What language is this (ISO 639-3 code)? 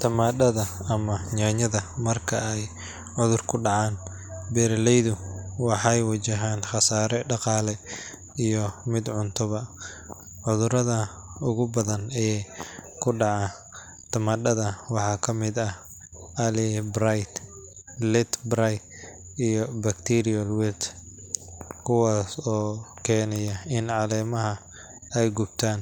som